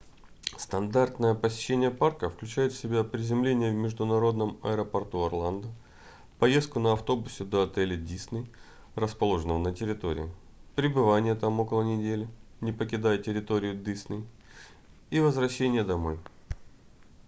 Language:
Russian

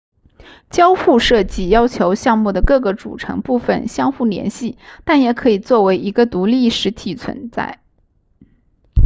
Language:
Chinese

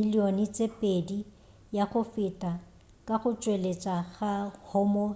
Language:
Northern Sotho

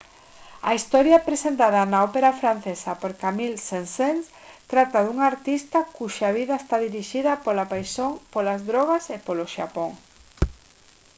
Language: Galician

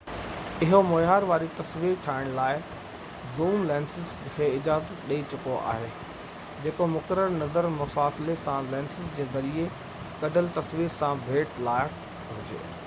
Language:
Sindhi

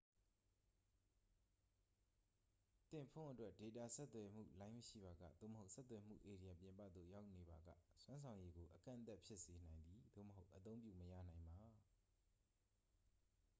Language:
Burmese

